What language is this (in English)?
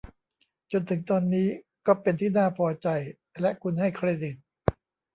Thai